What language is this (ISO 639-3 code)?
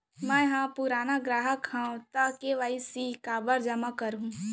hne